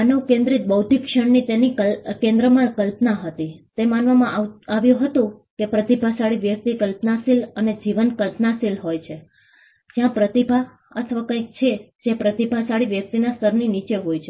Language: Gujarati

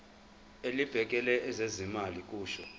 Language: Zulu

